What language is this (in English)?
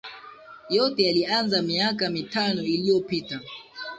Swahili